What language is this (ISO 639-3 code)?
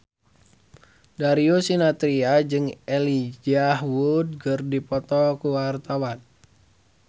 sun